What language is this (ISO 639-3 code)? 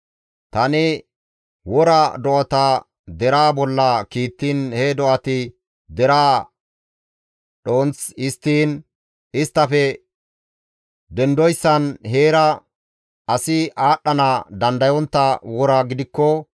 gmv